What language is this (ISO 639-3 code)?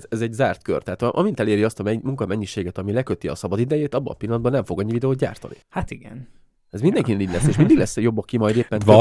hun